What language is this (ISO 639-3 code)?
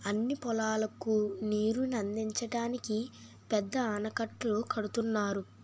tel